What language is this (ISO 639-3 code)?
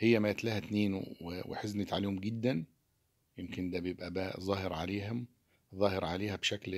ara